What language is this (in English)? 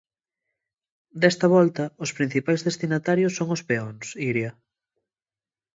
Galician